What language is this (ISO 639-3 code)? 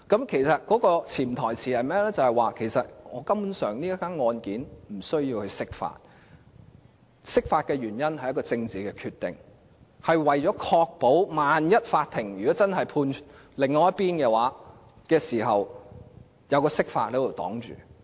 yue